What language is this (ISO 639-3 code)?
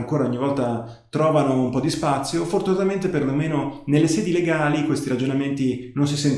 ita